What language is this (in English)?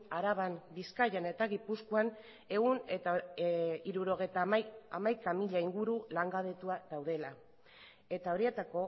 Basque